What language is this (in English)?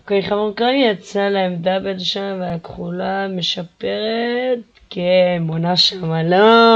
Hebrew